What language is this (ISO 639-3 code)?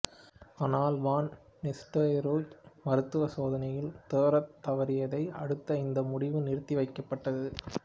tam